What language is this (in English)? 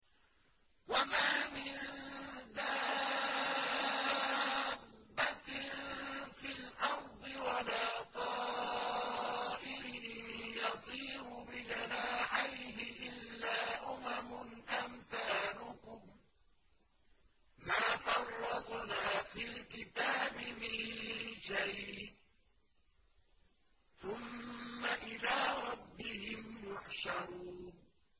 Arabic